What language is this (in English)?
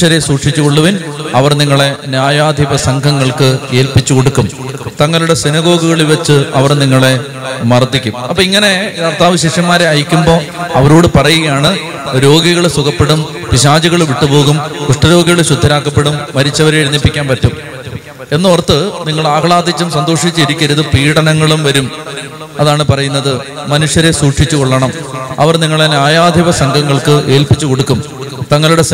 Malayalam